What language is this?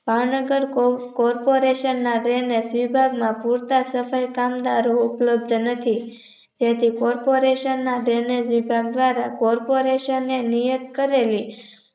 Gujarati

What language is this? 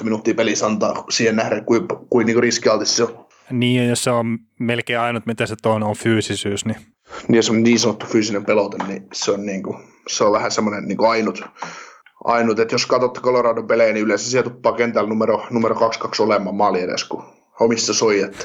Finnish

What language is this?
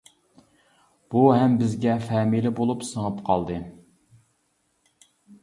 Uyghur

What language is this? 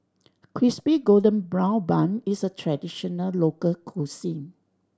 English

